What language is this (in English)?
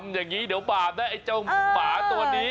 Thai